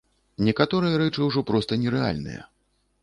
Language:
Belarusian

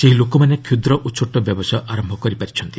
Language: Odia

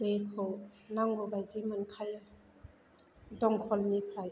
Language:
Bodo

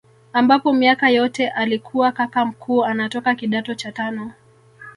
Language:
Swahili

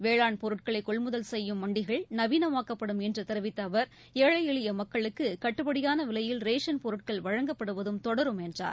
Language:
Tamil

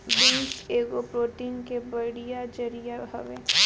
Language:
Bhojpuri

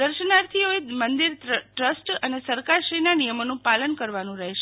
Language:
Gujarati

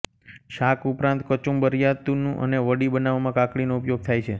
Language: Gujarati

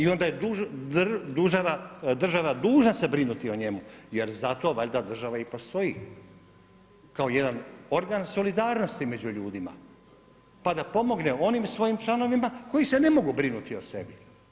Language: Croatian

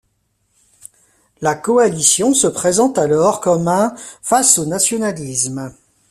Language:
French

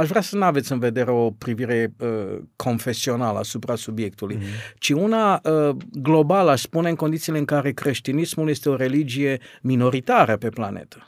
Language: Romanian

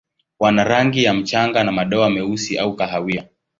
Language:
Swahili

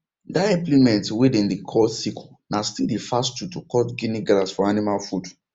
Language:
Nigerian Pidgin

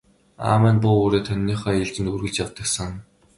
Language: Mongolian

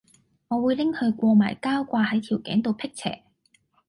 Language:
Cantonese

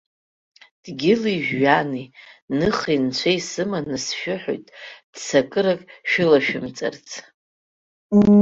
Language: Abkhazian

